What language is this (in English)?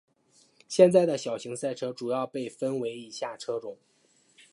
Chinese